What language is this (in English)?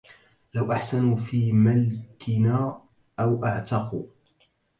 Arabic